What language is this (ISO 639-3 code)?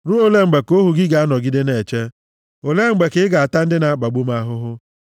ibo